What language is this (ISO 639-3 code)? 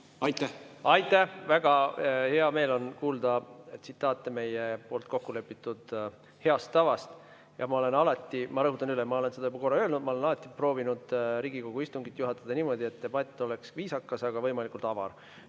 est